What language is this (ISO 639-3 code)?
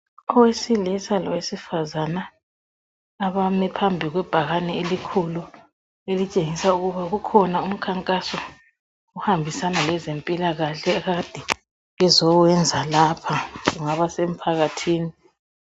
nde